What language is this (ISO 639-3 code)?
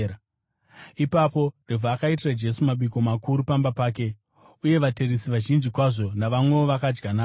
sna